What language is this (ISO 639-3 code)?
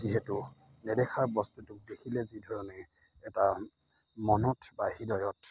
asm